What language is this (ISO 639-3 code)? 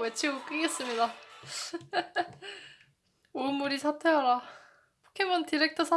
kor